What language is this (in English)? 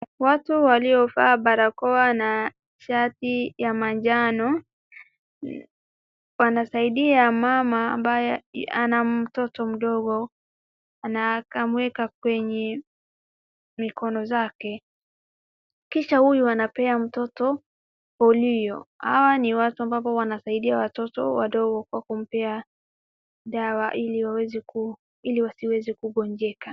Swahili